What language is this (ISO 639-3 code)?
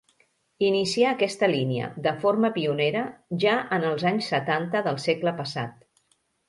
cat